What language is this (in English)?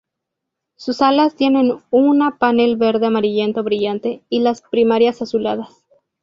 Spanish